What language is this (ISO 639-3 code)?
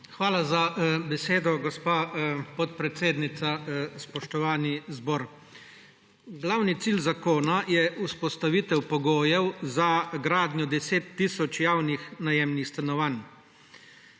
slv